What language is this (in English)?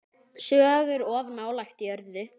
Icelandic